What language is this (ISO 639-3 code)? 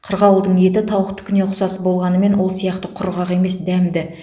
kaz